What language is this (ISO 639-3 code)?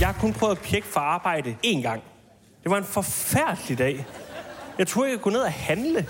dan